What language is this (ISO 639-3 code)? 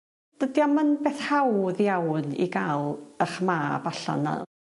cym